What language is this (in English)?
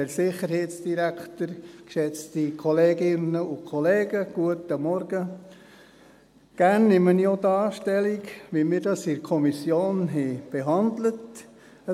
Swiss German